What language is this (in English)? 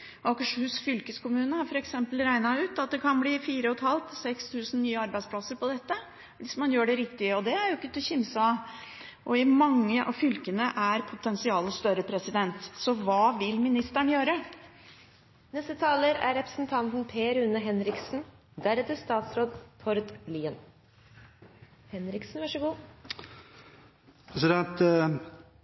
Norwegian Bokmål